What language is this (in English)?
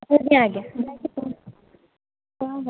Odia